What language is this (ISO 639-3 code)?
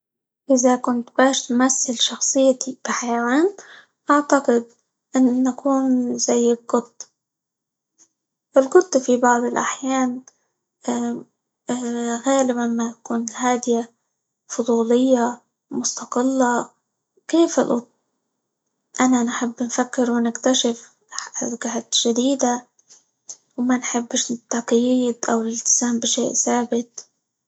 ayl